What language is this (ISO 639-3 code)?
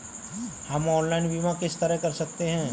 hin